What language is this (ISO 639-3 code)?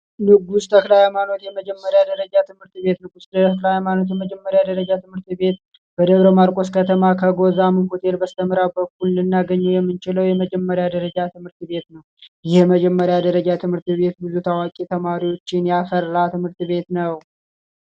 amh